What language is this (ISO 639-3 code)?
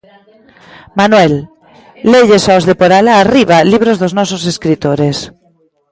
glg